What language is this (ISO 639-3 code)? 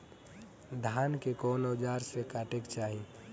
bho